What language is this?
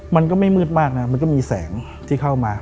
Thai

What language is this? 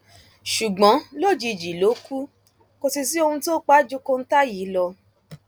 Yoruba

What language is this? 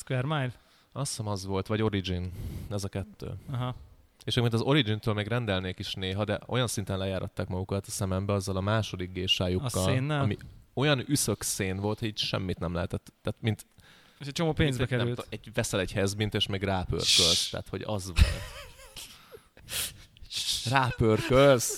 Hungarian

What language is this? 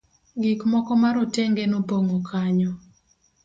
Luo (Kenya and Tanzania)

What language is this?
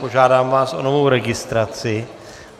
Czech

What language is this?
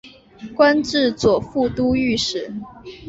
Chinese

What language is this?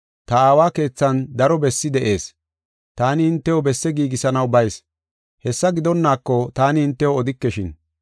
Gofa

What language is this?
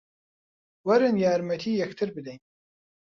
Central Kurdish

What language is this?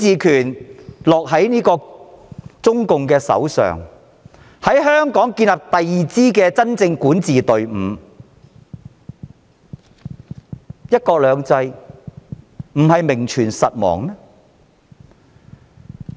Cantonese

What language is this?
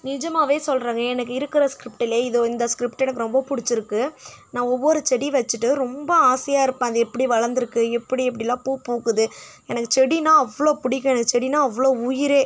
Tamil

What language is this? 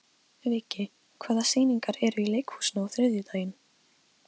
Icelandic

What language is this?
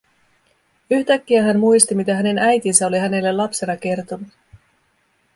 Finnish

